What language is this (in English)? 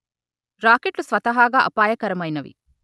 Telugu